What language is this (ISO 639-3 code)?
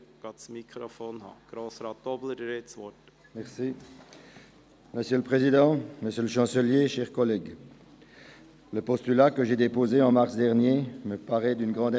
gsw